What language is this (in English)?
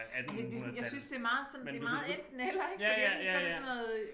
Danish